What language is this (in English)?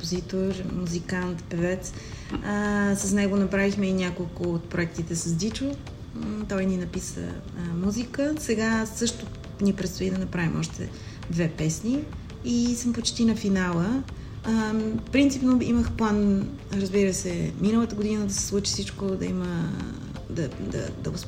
Bulgarian